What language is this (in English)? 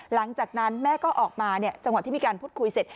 Thai